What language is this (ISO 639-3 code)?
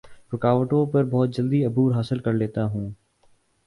urd